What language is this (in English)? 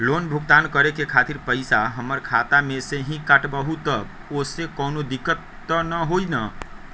Magahi